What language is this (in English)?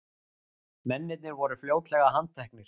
Icelandic